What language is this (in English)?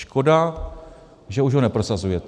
Czech